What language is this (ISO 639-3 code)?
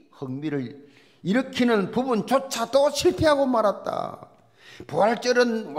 kor